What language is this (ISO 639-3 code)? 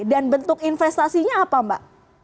ind